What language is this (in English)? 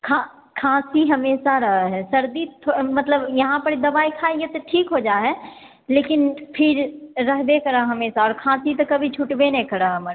Maithili